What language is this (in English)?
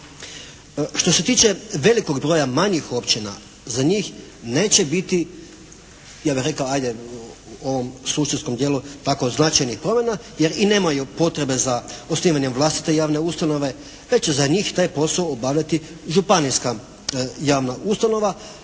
Croatian